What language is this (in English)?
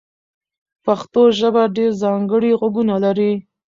Pashto